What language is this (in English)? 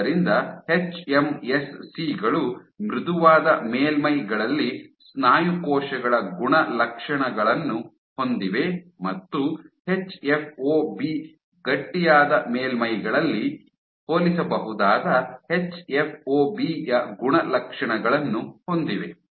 Kannada